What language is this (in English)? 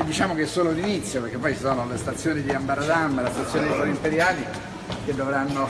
Italian